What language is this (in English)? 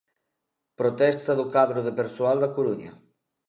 Galician